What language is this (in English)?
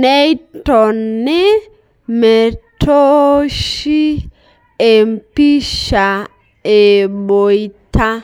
Masai